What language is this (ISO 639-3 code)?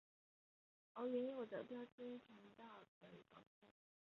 zho